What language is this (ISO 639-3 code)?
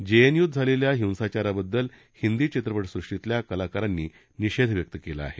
mar